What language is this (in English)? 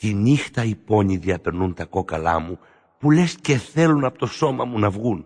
Greek